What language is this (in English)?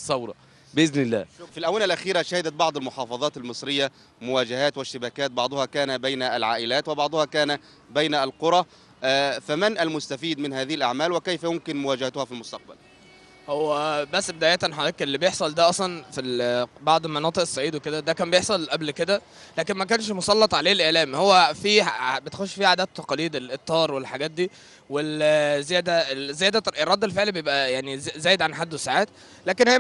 Arabic